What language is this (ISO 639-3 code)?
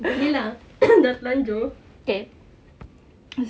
eng